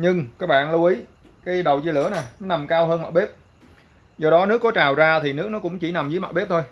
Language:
Vietnamese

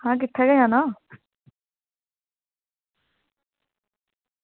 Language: Dogri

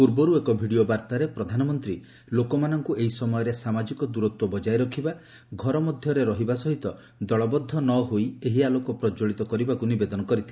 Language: Odia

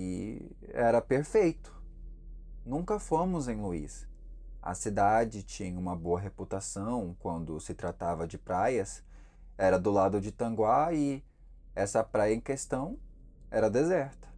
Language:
Portuguese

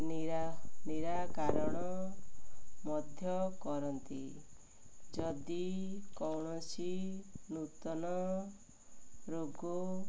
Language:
Odia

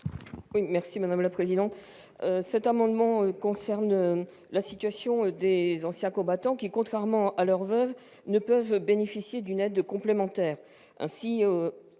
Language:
French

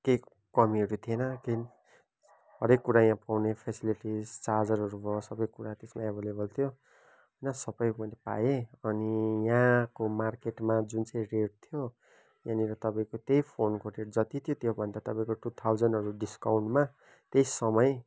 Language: Nepali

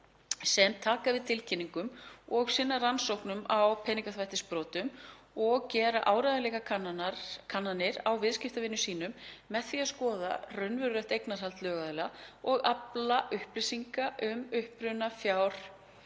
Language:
Icelandic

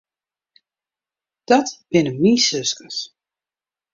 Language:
Western Frisian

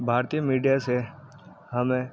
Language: Urdu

